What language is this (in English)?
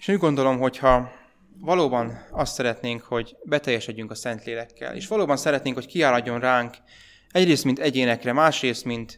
Hungarian